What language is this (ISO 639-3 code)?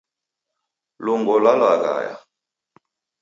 dav